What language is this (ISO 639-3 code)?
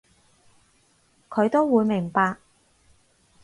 yue